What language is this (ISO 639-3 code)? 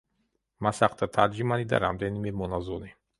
kat